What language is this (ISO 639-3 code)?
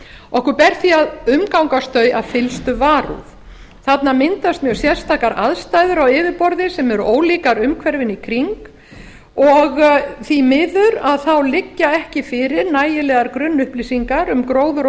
isl